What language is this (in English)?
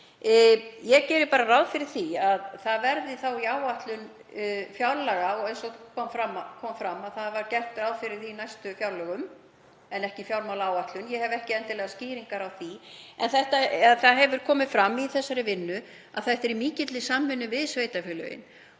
Icelandic